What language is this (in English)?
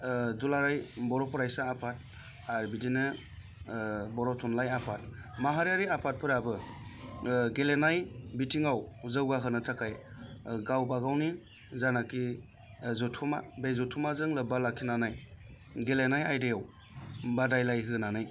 Bodo